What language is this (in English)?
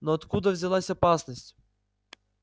Russian